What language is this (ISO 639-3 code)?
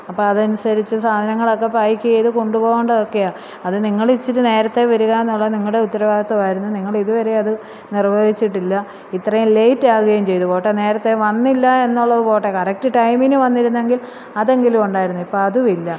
mal